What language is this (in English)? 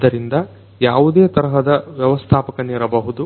Kannada